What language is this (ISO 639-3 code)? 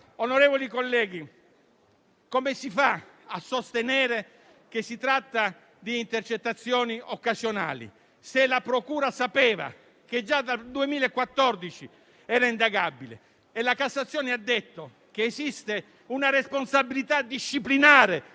ita